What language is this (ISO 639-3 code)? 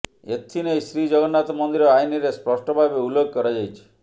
ori